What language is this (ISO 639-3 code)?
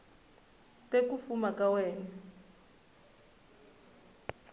tso